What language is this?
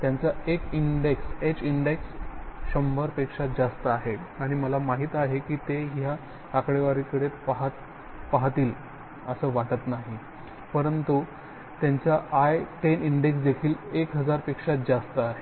Marathi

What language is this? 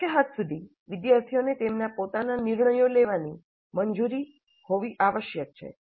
Gujarati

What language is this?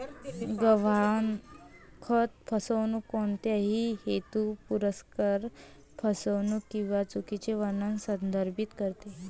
Marathi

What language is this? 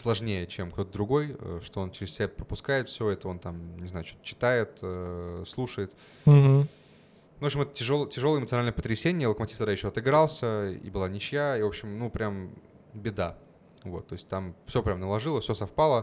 Russian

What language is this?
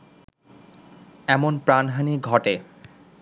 Bangla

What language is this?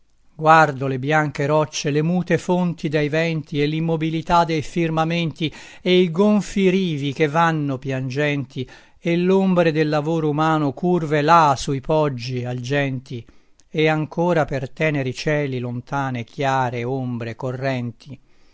Italian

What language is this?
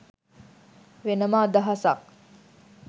Sinhala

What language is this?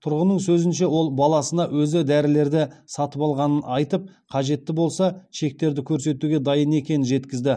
Kazakh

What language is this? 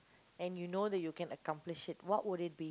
English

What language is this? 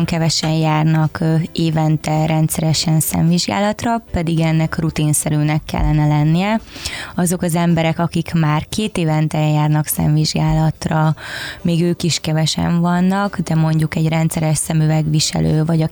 Hungarian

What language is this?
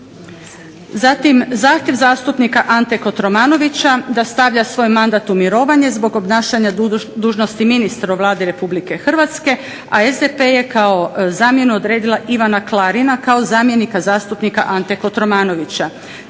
Croatian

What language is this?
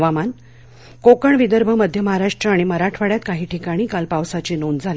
Marathi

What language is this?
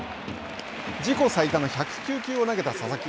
Japanese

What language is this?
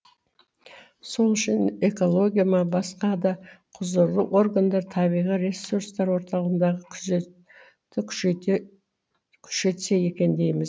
Kazakh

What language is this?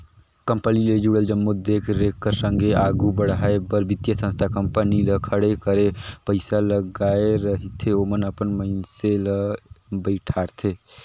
Chhattisgarhi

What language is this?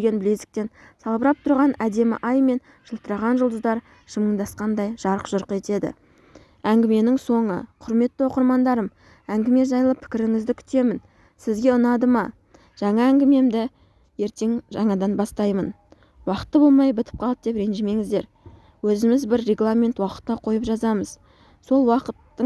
Turkish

